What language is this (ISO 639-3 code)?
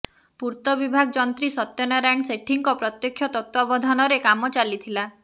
ori